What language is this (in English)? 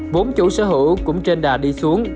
Vietnamese